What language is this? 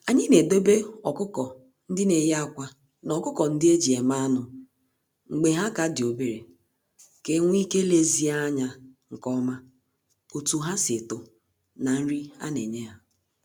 Igbo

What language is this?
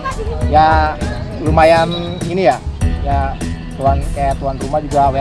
Indonesian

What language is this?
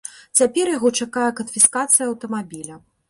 Belarusian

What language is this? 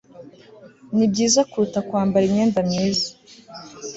Kinyarwanda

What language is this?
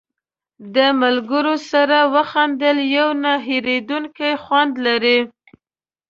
Pashto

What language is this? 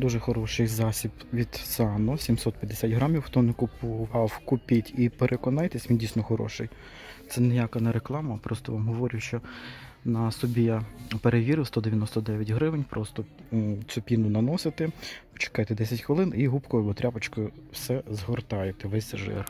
Ukrainian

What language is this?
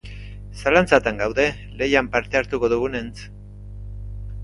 Basque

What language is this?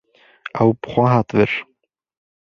Kurdish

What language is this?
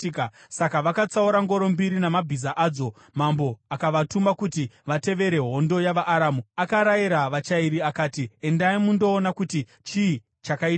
Shona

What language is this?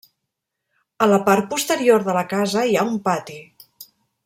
Catalan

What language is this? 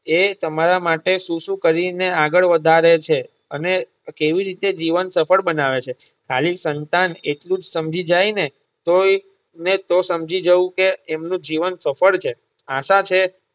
Gujarati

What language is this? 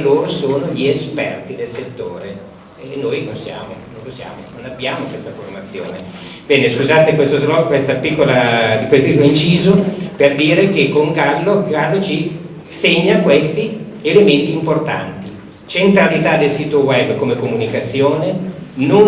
Italian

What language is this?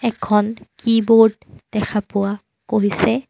Assamese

